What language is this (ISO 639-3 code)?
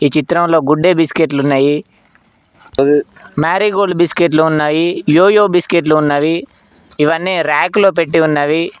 tel